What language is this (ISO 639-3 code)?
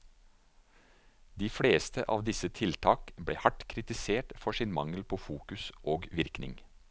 nor